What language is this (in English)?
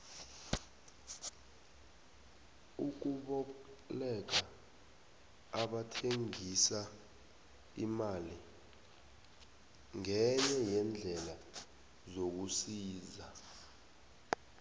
South Ndebele